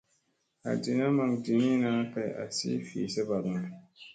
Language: Musey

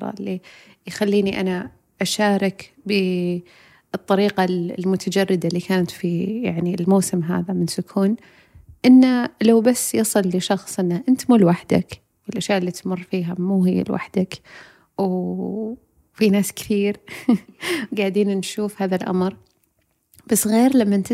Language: Arabic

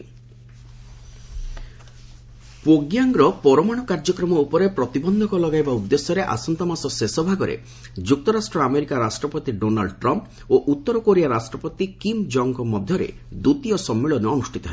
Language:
Odia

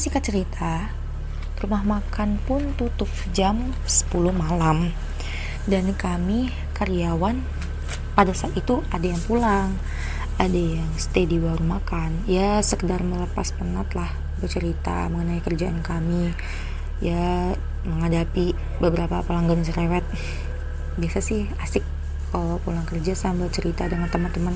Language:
Indonesian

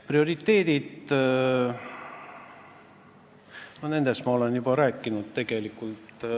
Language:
Estonian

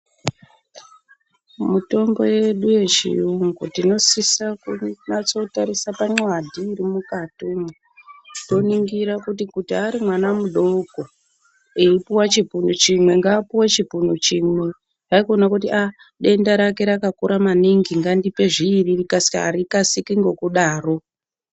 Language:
Ndau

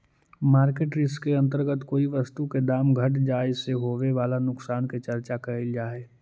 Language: Magahi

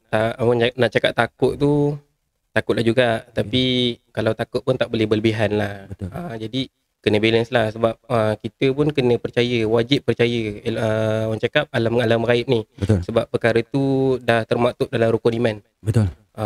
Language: Malay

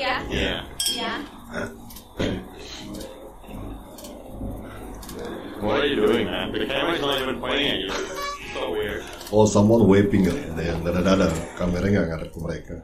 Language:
Indonesian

